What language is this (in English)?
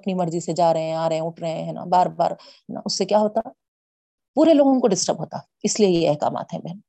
Urdu